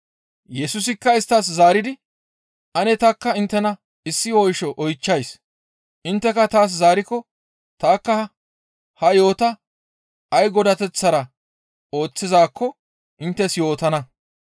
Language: Gamo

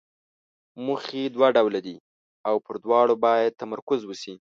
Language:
Pashto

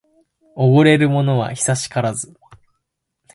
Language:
Japanese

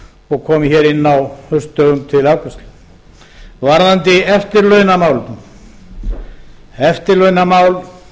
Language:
Icelandic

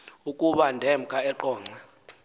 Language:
Xhosa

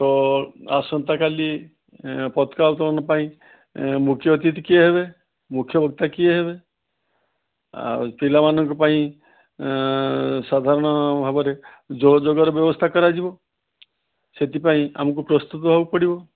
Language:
Odia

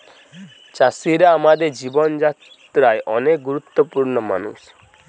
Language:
Bangla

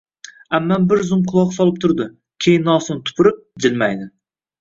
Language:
Uzbek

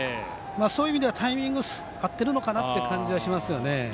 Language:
Japanese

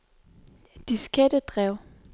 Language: Danish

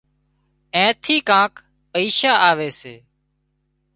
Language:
Wadiyara Koli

